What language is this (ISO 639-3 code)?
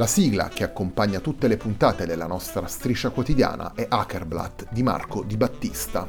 ita